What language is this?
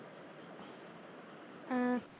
Punjabi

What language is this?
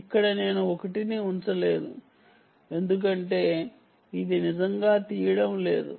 Telugu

